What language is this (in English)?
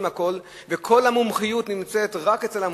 Hebrew